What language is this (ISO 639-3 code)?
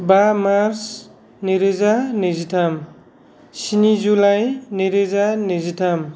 brx